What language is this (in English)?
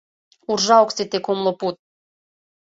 Mari